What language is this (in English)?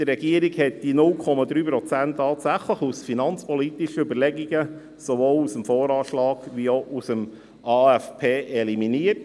Swiss German